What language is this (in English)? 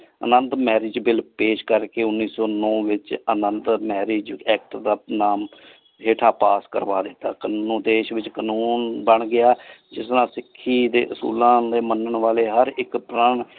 Punjabi